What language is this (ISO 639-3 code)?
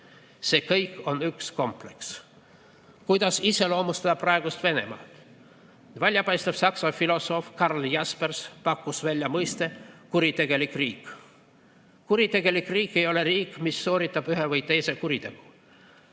est